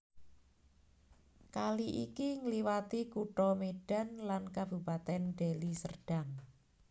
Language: Javanese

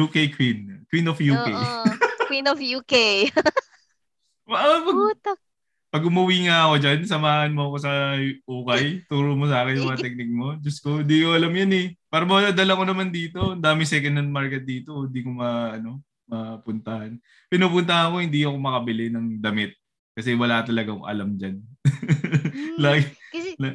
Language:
Filipino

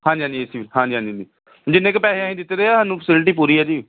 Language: Punjabi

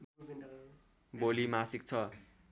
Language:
Nepali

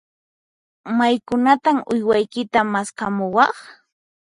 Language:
Puno Quechua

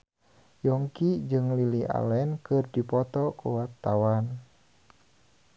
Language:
Sundanese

